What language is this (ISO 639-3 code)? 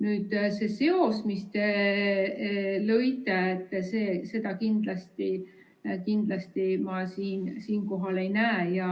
est